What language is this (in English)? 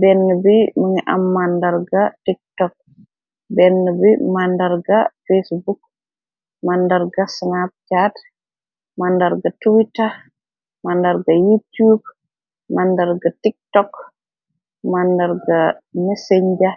Wolof